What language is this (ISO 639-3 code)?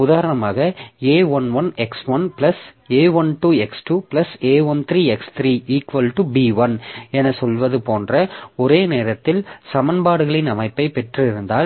tam